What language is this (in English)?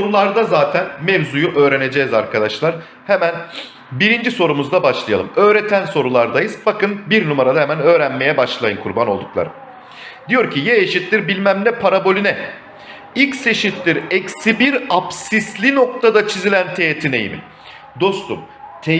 Turkish